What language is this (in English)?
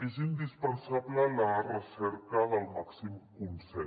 Catalan